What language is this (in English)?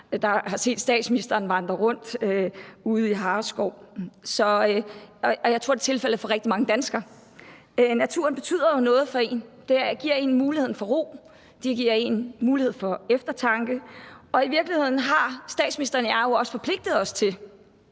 Danish